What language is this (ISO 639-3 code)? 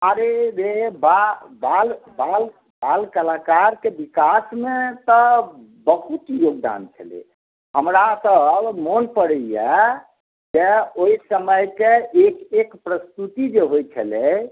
mai